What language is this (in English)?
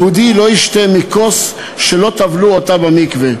Hebrew